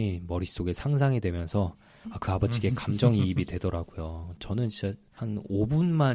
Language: Korean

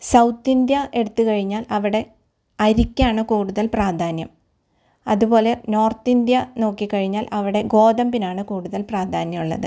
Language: Malayalam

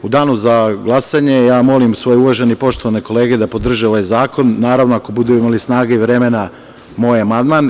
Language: Serbian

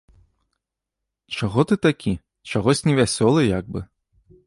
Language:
Belarusian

